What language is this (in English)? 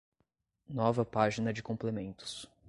Portuguese